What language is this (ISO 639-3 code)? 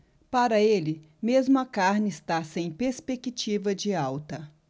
por